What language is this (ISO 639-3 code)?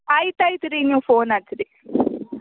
kan